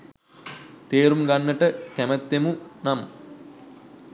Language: Sinhala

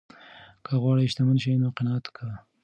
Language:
Pashto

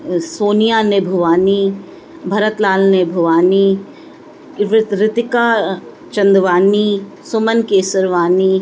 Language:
Sindhi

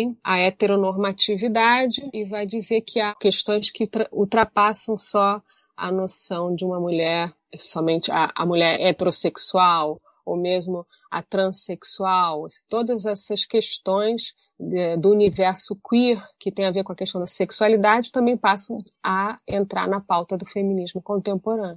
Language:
Portuguese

